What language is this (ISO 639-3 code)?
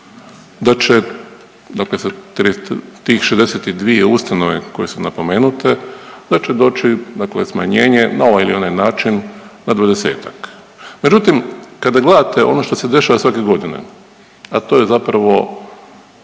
hrv